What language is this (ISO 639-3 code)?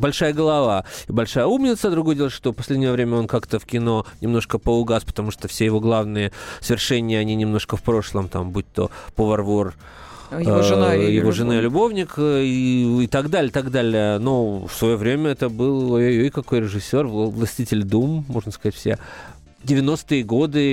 rus